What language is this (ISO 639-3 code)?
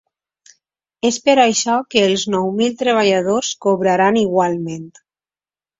cat